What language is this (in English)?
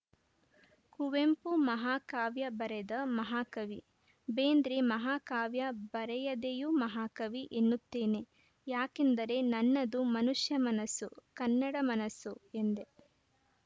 Kannada